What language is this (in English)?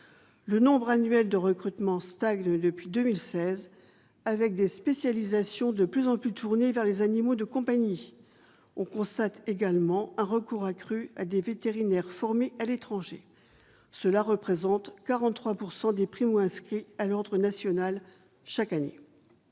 French